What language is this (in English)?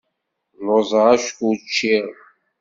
Kabyle